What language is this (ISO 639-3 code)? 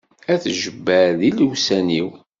kab